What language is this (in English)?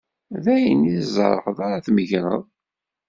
Kabyle